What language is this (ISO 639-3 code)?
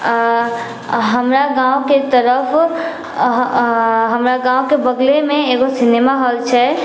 mai